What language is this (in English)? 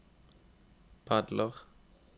Norwegian